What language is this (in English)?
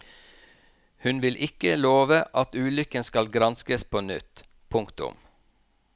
Norwegian